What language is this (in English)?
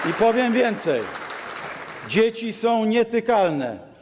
Polish